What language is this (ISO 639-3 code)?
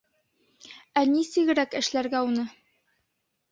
bak